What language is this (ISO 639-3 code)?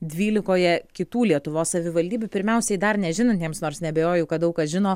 lit